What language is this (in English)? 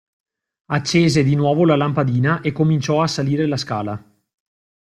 Italian